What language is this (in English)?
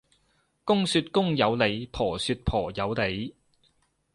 Cantonese